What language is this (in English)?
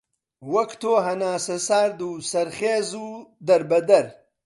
Central Kurdish